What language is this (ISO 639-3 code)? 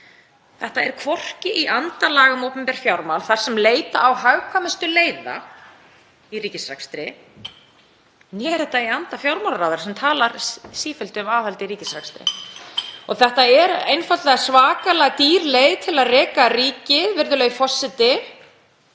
isl